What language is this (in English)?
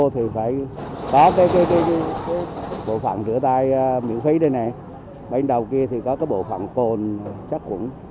Vietnamese